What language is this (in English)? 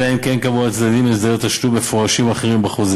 Hebrew